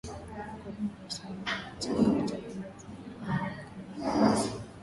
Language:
Swahili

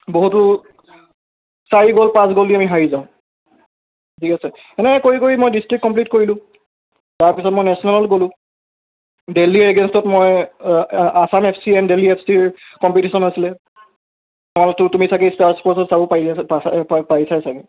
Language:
Assamese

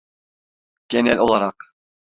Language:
Turkish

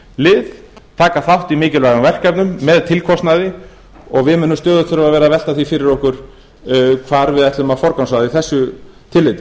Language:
Icelandic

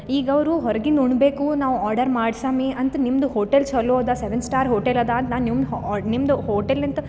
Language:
Kannada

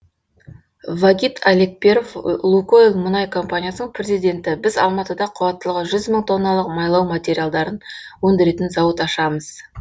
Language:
Kazakh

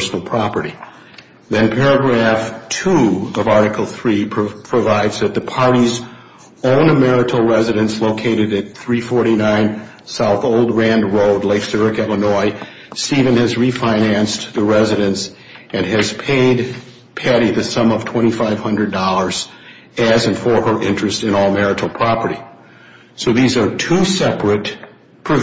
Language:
English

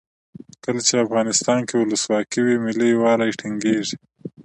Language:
Pashto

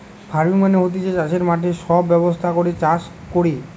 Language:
Bangla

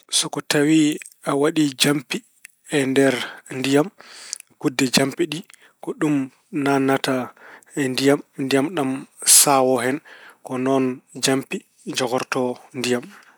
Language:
Fula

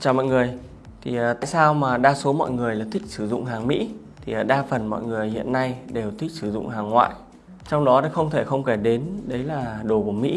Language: Vietnamese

